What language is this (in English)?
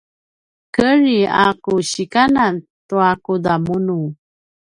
Paiwan